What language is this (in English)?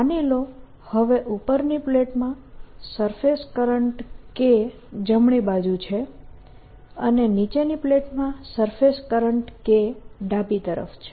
Gujarati